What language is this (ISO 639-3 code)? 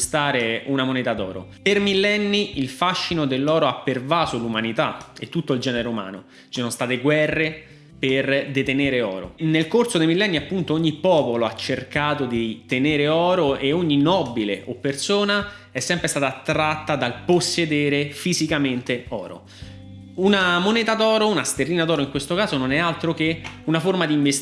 ita